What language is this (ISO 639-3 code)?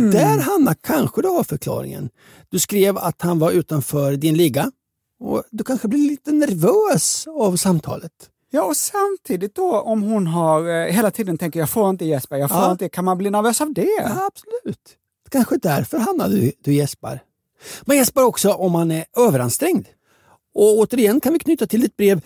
swe